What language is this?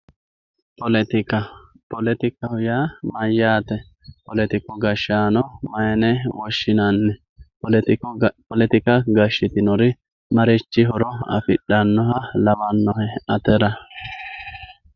Sidamo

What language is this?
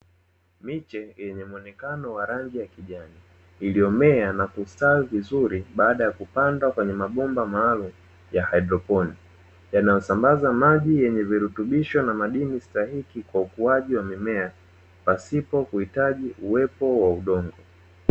Swahili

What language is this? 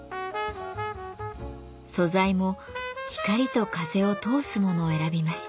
Japanese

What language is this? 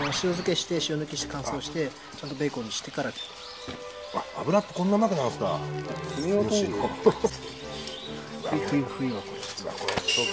Japanese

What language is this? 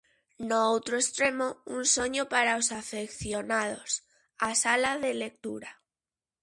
Galician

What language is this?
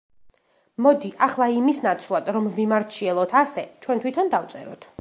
Georgian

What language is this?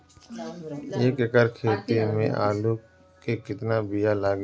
Bhojpuri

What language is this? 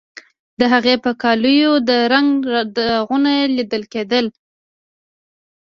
Pashto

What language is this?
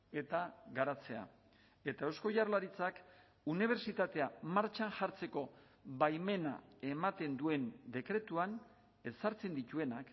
Basque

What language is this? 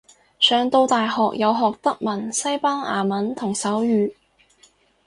Cantonese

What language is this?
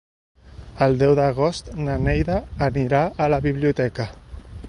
Catalan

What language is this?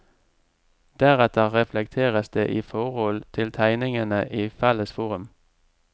Norwegian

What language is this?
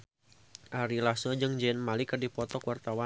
Sundanese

